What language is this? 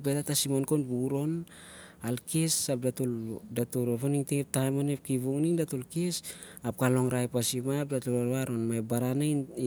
Siar-Lak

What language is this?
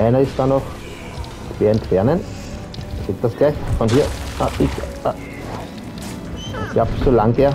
German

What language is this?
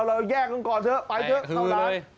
Thai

